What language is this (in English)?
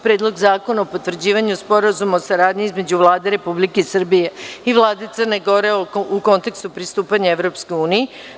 Serbian